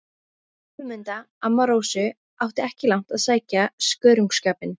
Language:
Icelandic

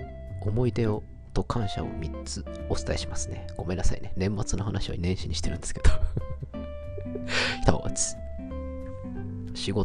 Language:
Japanese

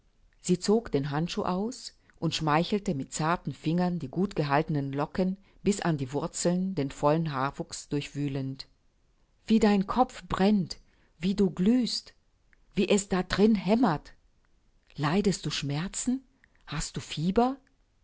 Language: German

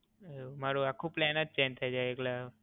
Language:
Gujarati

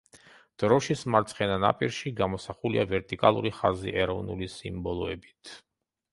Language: Georgian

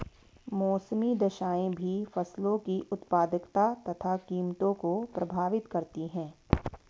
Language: Hindi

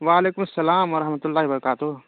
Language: Urdu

